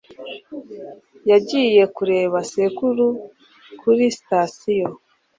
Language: Kinyarwanda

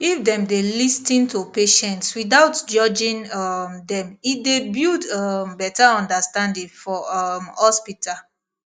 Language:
Nigerian Pidgin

